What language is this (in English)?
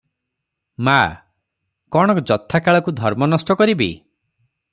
Odia